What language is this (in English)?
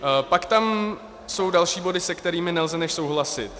Czech